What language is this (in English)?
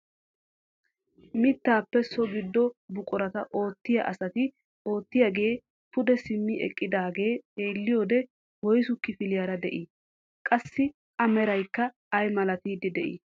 Wolaytta